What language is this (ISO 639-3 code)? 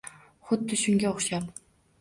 uzb